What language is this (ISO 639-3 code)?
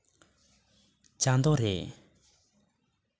sat